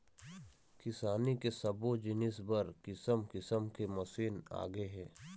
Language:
Chhattisgarhi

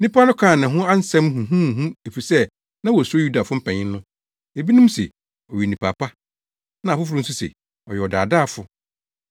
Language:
Akan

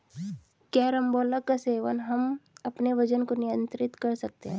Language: Hindi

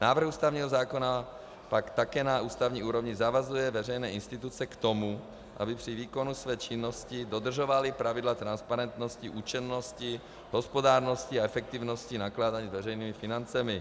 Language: Czech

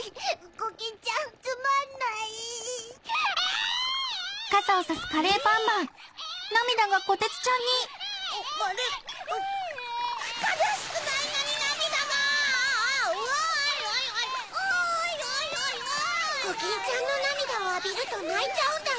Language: Japanese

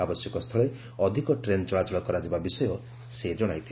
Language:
Odia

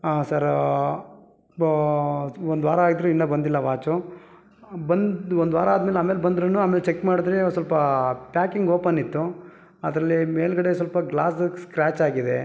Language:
Kannada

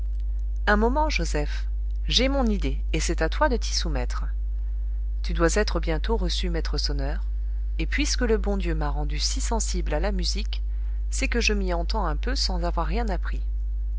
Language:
French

